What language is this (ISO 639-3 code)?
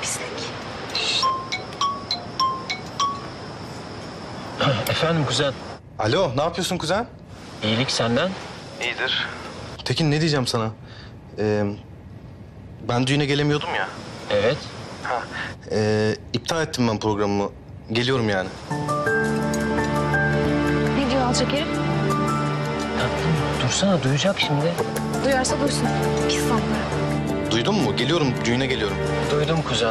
tur